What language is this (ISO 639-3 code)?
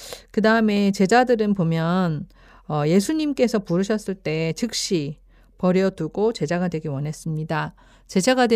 kor